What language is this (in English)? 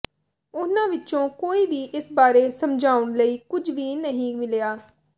Punjabi